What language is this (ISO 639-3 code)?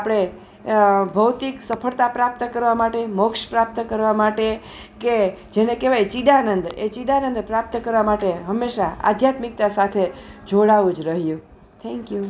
guj